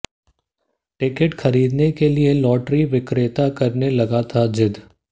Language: Hindi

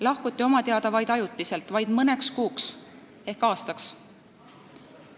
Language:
Estonian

